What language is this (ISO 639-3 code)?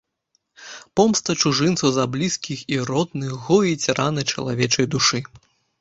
bel